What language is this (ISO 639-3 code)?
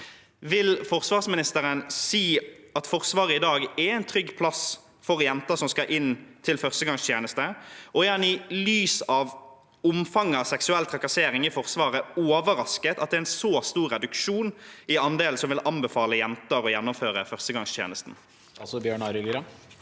nor